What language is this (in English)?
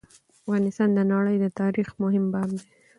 Pashto